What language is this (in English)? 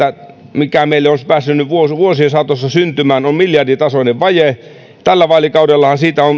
Finnish